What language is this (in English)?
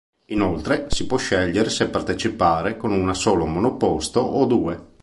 Italian